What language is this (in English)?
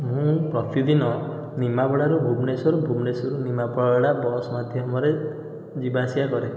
Odia